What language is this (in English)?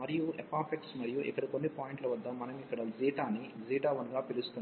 Telugu